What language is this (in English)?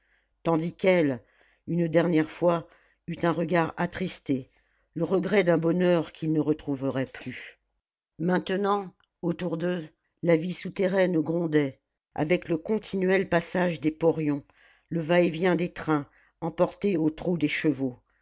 French